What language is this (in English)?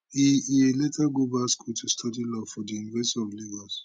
Nigerian Pidgin